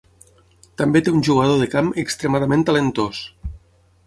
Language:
Catalan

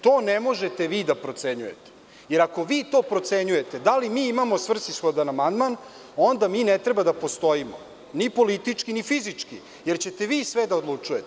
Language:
Serbian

